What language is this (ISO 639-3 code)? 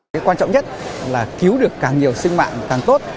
vie